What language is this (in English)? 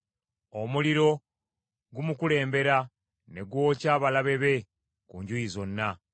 Ganda